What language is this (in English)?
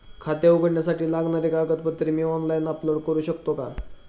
Marathi